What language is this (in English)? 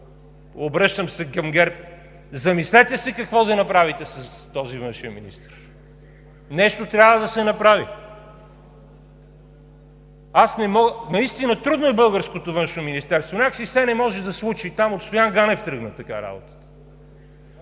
Bulgarian